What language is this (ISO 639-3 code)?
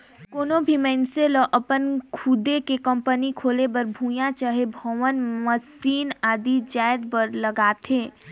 hne